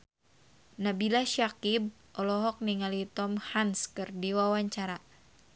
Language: Sundanese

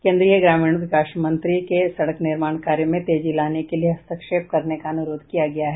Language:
Hindi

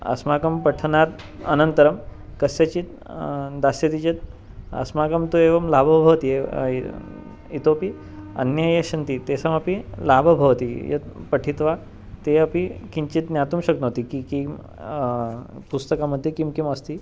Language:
Sanskrit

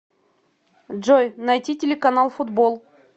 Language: Russian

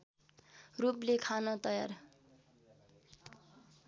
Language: Nepali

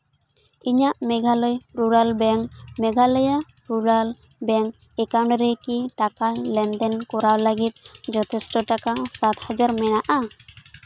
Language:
Santali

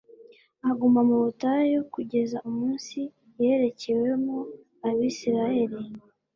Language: Kinyarwanda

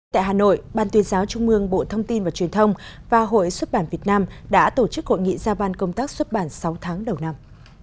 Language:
Vietnamese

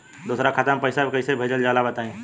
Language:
Bhojpuri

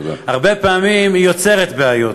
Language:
Hebrew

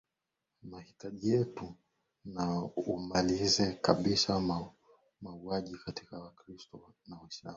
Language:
Swahili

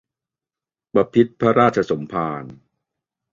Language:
Thai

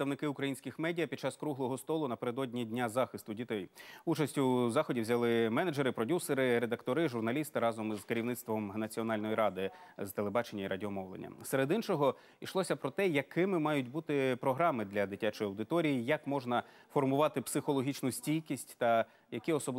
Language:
Ukrainian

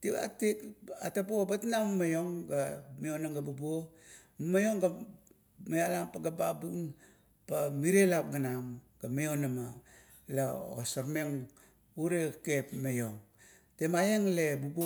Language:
Kuot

